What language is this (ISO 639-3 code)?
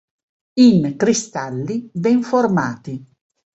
ita